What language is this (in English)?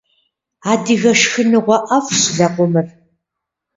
Kabardian